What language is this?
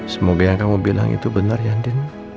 Indonesian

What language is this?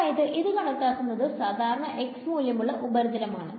Malayalam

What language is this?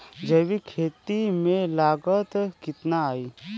Bhojpuri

